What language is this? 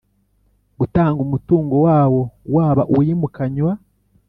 Kinyarwanda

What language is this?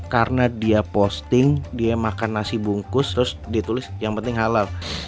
Indonesian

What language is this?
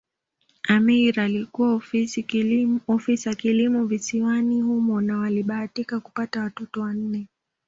Swahili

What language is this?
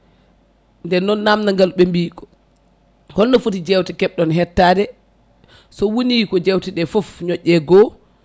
Fula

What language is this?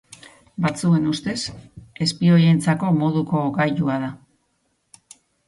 Basque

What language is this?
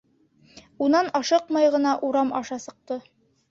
Bashkir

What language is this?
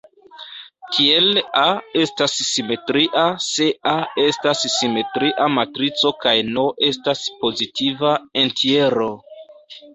Esperanto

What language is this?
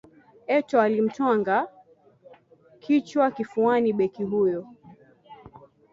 Swahili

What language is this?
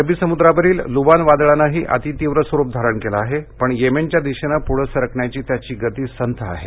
Marathi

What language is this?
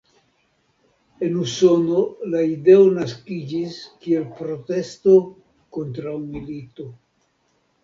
Esperanto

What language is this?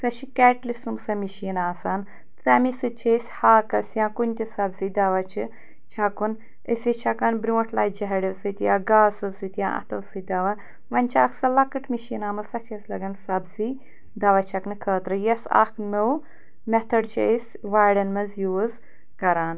Kashmiri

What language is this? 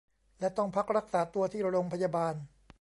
Thai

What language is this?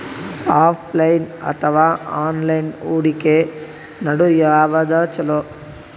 Kannada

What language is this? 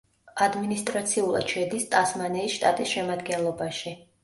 Georgian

